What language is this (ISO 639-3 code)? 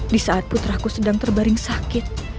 ind